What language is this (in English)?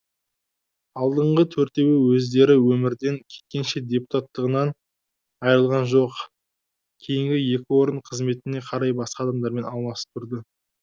Kazakh